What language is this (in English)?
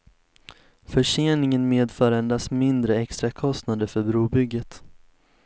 Swedish